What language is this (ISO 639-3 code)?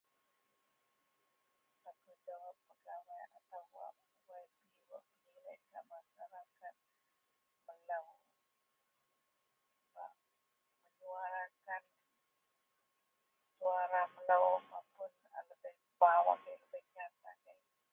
mel